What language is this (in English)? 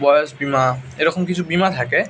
Bangla